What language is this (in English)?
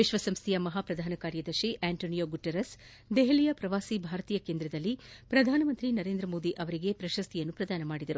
Kannada